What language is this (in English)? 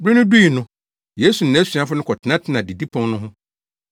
Akan